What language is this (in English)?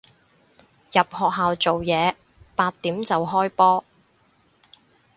Cantonese